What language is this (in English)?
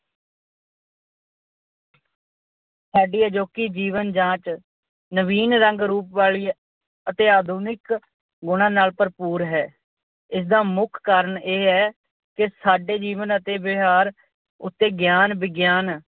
Punjabi